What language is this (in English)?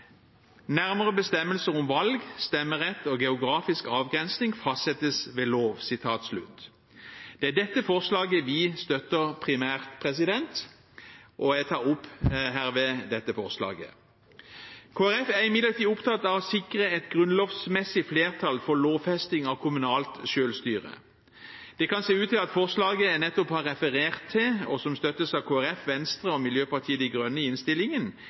Norwegian Bokmål